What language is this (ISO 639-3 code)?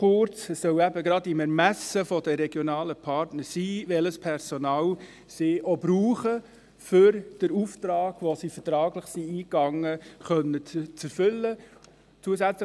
gsw